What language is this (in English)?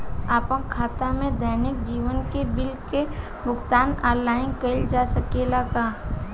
Bhojpuri